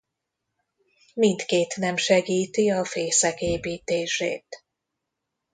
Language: Hungarian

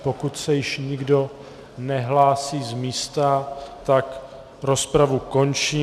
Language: Czech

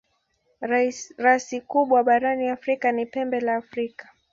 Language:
Swahili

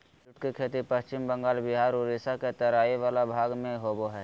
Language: Magahi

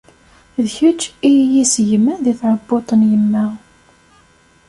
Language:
Kabyle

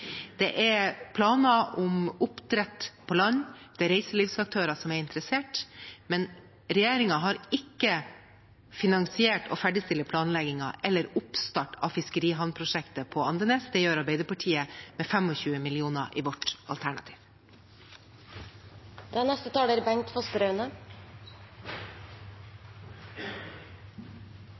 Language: Norwegian Bokmål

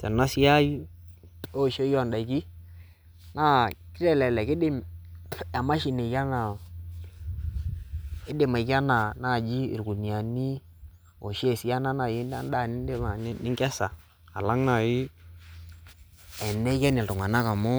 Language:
Masai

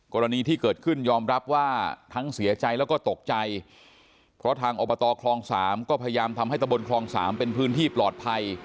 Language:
Thai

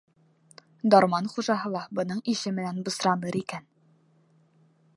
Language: Bashkir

